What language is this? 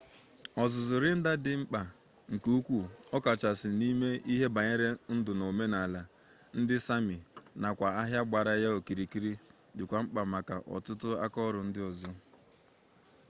Igbo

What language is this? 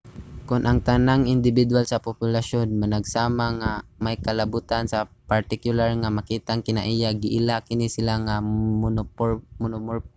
Cebuano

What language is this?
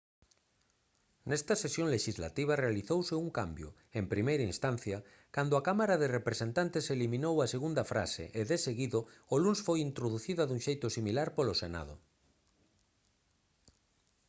Galician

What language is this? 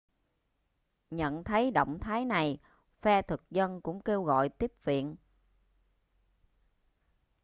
Vietnamese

